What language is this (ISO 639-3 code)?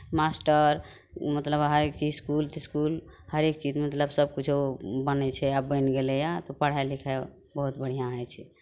mai